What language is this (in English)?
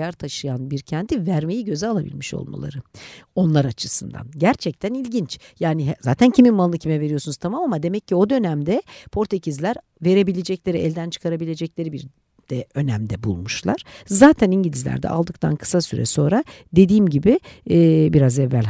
Turkish